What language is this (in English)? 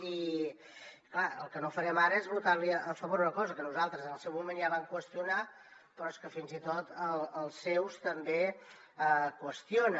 Catalan